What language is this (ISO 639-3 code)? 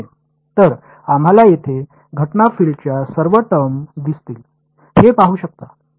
mar